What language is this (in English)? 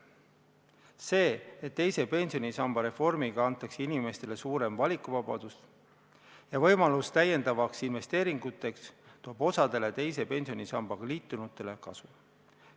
Estonian